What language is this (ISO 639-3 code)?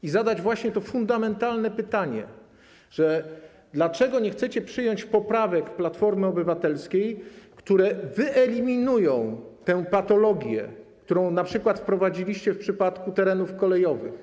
pol